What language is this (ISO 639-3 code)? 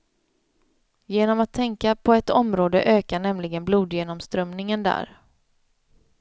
swe